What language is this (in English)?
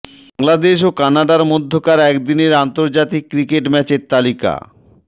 Bangla